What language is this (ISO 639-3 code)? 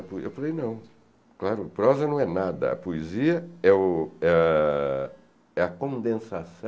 por